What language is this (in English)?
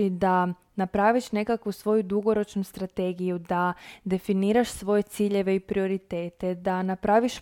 Croatian